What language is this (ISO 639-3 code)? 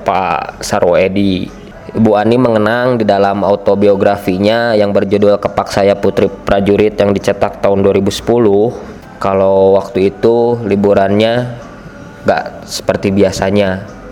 ind